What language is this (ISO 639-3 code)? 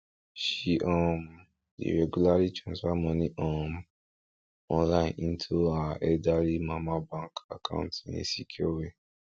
pcm